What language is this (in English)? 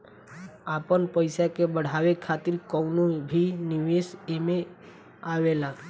Bhojpuri